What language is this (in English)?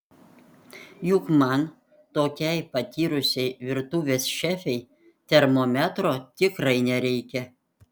Lithuanian